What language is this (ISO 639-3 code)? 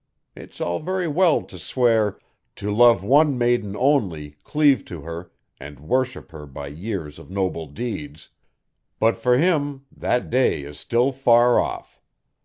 eng